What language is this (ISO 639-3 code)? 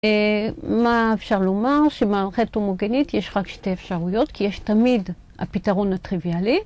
heb